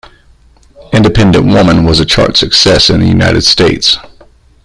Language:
English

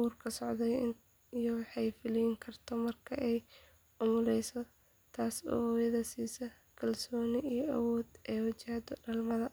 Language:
Somali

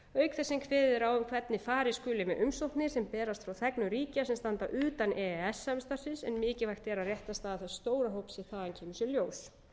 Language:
Icelandic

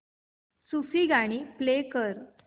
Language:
Marathi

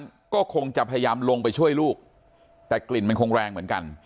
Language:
Thai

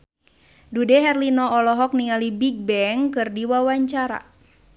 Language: Sundanese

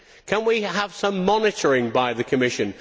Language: English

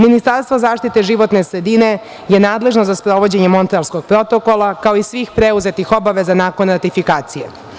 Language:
Serbian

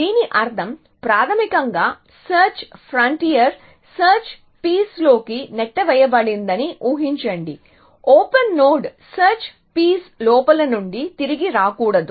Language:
Telugu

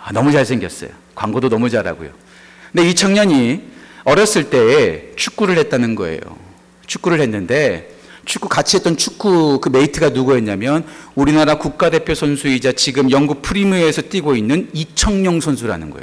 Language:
Korean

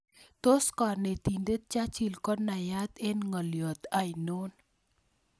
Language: Kalenjin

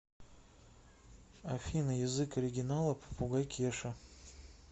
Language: Russian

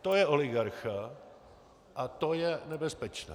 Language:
Czech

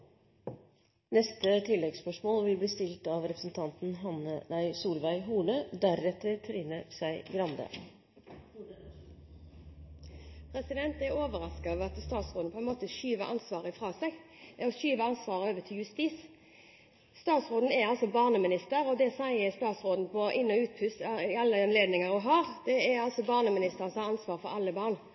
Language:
Norwegian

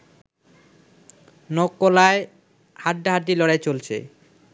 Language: Bangla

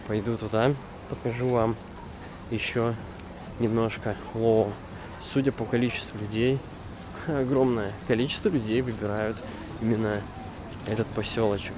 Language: Russian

